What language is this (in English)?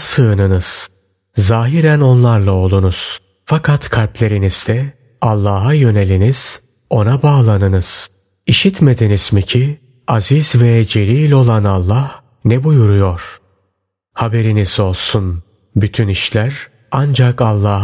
Turkish